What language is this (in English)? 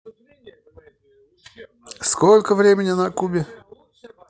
Russian